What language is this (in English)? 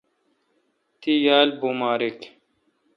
Kalkoti